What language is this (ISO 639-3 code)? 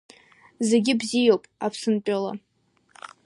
abk